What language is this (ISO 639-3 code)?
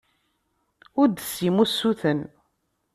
kab